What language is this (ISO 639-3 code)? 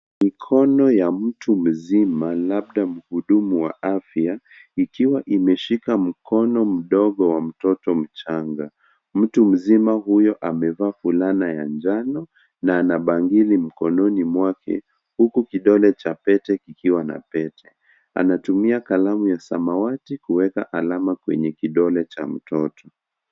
swa